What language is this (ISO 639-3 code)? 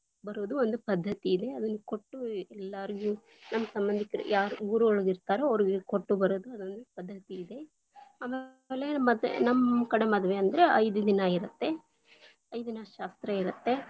kan